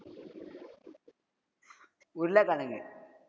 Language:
Tamil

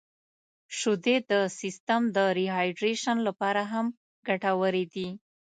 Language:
Pashto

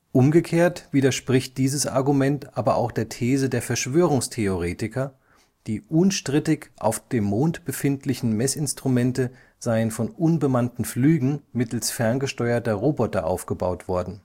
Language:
German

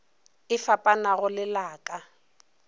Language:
Northern Sotho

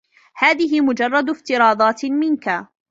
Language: Arabic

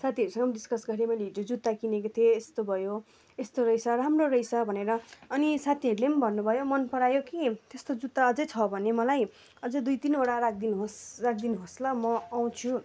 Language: Nepali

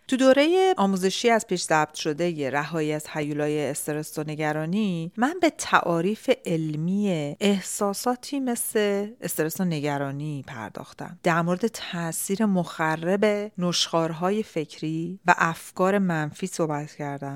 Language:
Persian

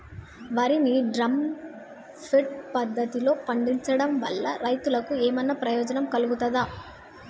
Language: Telugu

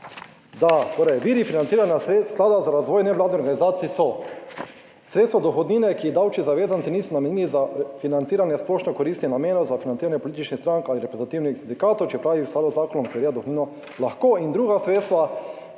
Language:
Slovenian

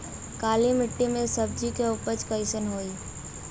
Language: Bhojpuri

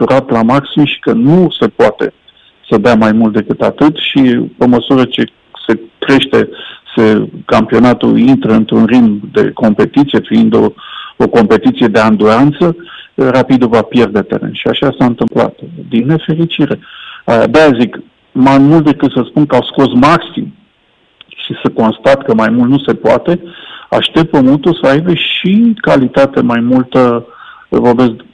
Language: Romanian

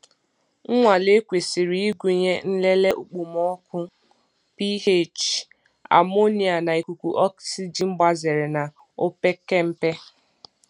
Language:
Igbo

